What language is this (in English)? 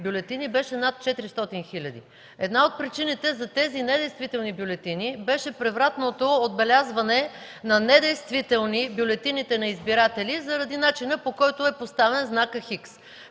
Bulgarian